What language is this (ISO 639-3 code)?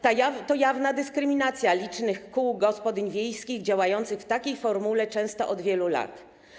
pol